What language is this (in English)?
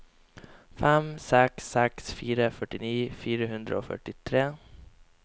Norwegian